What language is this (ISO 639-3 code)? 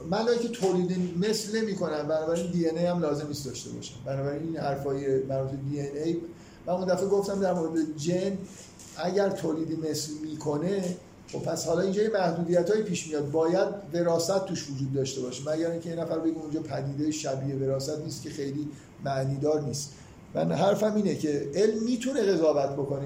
fas